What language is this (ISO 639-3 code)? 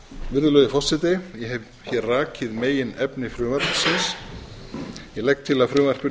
isl